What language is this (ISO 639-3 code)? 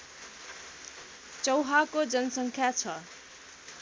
nep